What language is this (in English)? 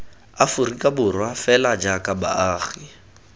Tswana